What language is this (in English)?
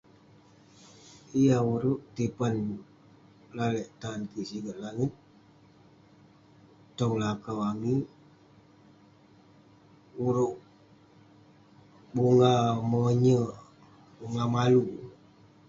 Western Penan